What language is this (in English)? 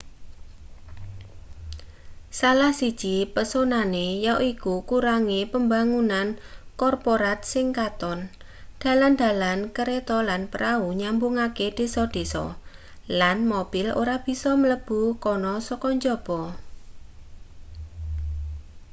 Javanese